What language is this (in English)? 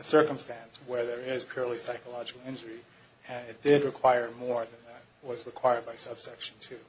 English